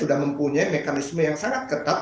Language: Indonesian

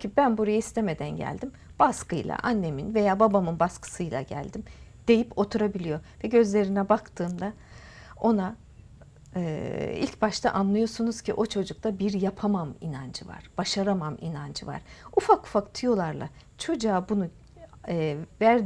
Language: Turkish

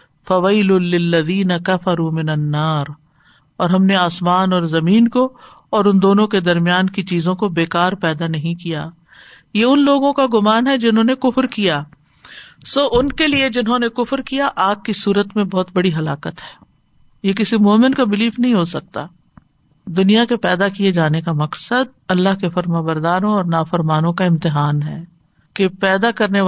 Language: Urdu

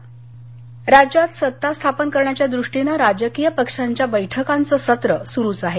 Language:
Marathi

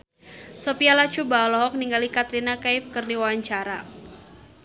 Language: Sundanese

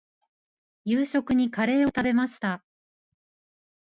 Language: Japanese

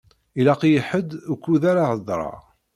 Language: Kabyle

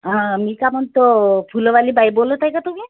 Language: Marathi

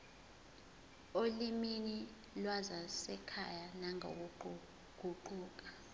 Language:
Zulu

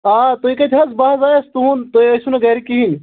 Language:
Kashmiri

